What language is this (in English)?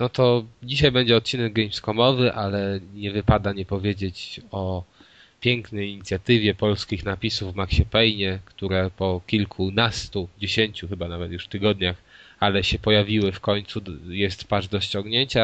Polish